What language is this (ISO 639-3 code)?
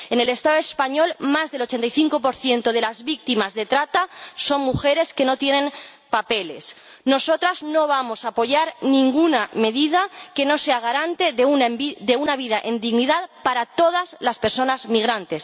spa